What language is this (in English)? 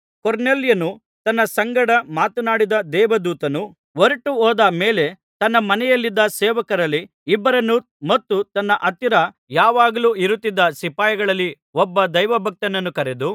Kannada